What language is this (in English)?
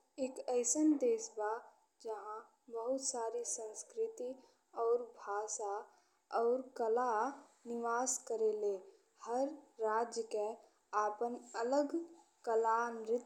Bhojpuri